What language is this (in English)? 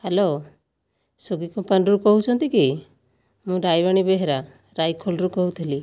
Odia